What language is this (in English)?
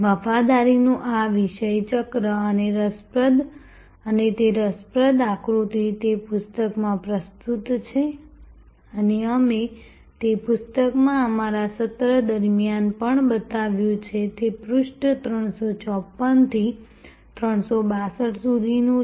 Gujarati